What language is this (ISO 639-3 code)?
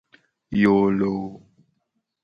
gej